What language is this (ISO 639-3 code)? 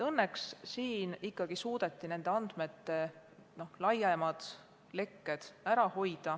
est